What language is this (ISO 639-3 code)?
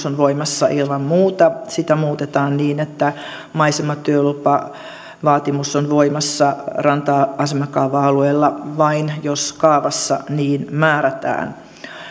fin